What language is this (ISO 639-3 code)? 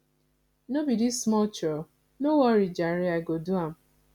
pcm